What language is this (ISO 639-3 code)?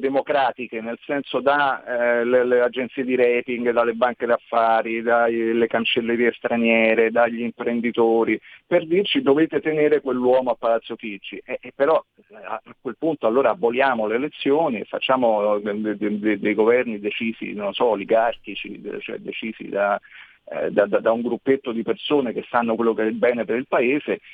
ita